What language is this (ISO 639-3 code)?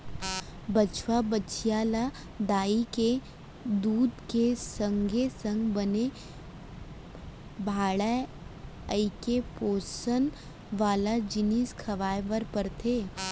hne